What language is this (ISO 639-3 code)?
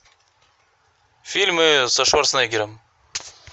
rus